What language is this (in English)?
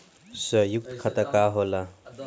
Bhojpuri